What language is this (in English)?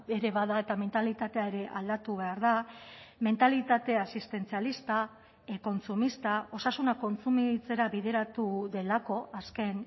Basque